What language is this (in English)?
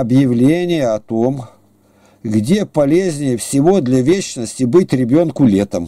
Russian